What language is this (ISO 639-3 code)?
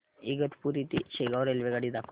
mar